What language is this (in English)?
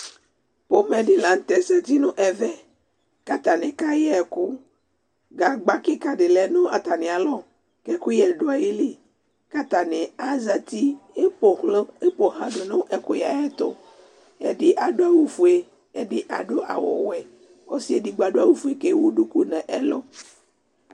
Ikposo